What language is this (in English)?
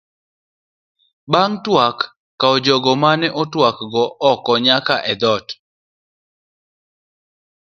Luo (Kenya and Tanzania)